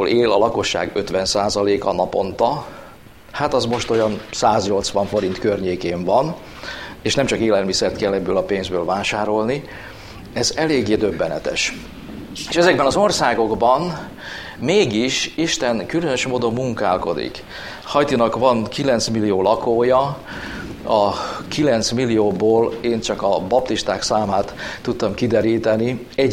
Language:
Hungarian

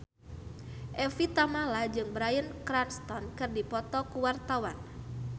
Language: Sundanese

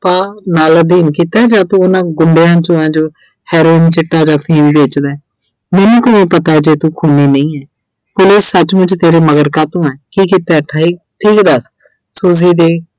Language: Punjabi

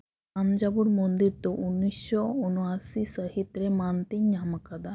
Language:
Santali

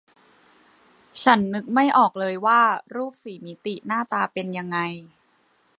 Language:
Thai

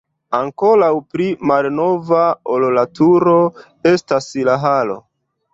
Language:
Esperanto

